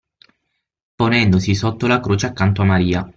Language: Italian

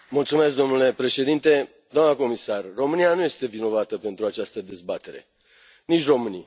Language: Romanian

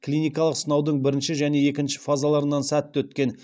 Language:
Kazakh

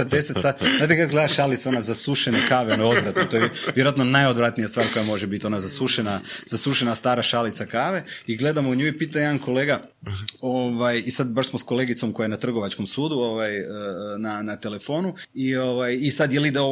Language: Croatian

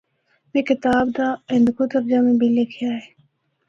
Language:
Northern Hindko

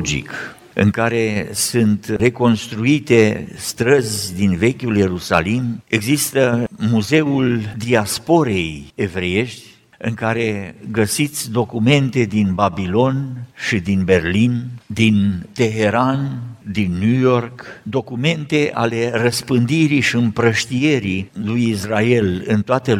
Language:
Romanian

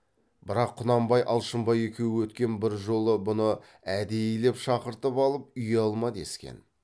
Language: Kazakh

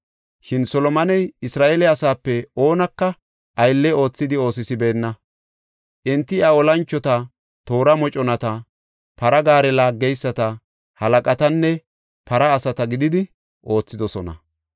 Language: Gofa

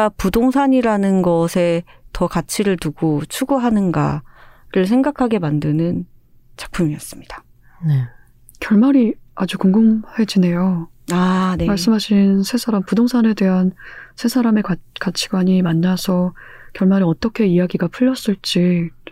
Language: Korean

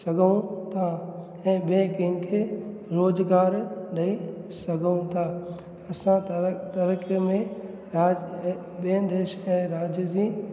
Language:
Sindhi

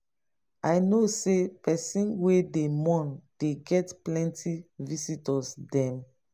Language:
Nigerian Pidgin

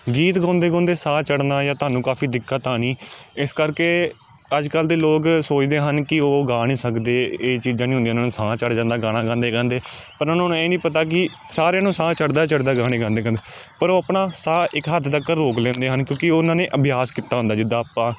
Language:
Punjabi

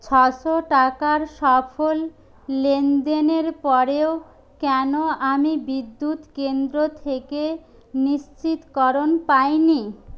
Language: Bangla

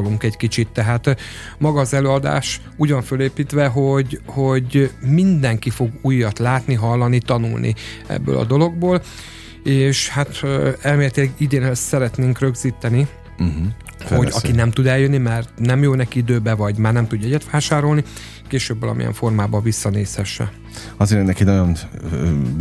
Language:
Hungarian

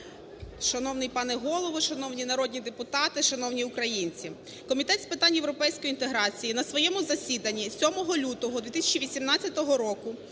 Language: Ukrainian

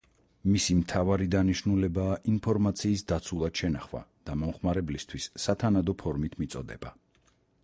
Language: Georgian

